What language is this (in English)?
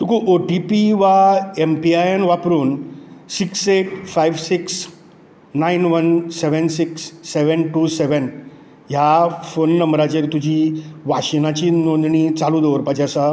Konkani